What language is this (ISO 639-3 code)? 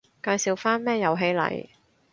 yue